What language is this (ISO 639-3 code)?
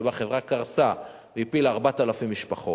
heb